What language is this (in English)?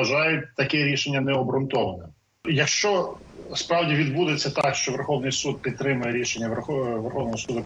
Ukrainian